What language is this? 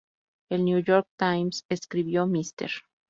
Spanish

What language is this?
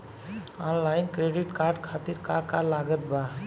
Bhojpuri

